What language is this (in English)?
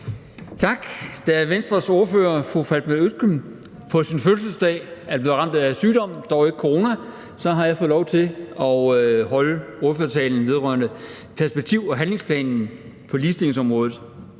Danish